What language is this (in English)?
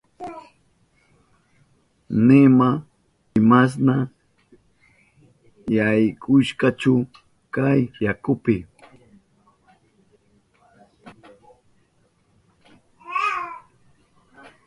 Southern Pastaza Quechua